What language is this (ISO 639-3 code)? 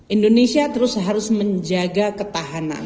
ind